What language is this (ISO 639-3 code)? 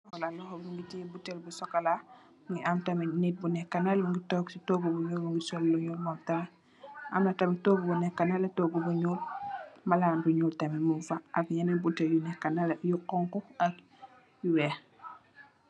wol